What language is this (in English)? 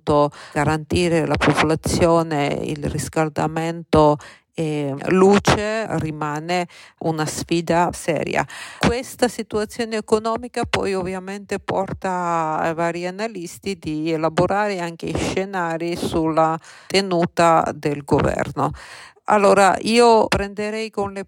Italian